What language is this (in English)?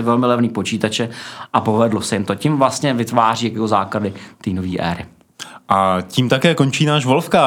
Czech